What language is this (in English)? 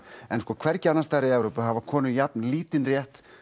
Icelandic